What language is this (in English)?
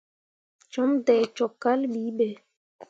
Mundang